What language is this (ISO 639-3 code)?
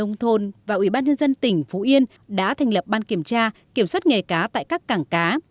vie